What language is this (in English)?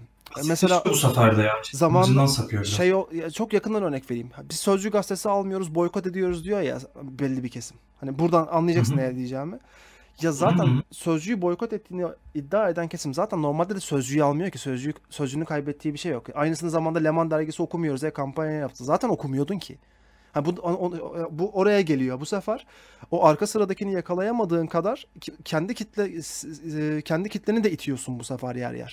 Turkish